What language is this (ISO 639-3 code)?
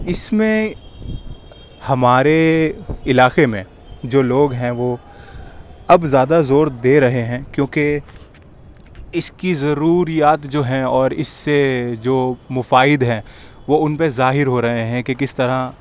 urd